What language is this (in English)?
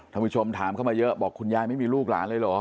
Thai